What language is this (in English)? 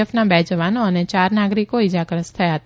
Gujarati